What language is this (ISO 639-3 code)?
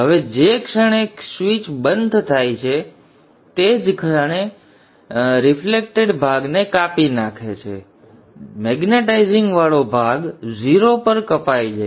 guj